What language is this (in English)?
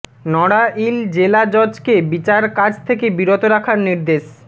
Bangla